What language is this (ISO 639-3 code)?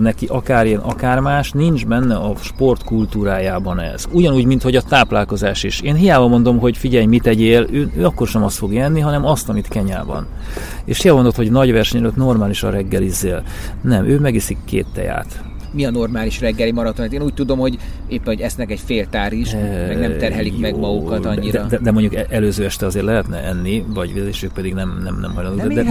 hun